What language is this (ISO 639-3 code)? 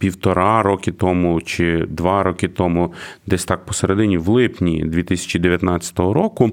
ukr